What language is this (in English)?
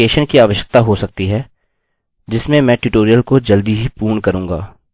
Hindi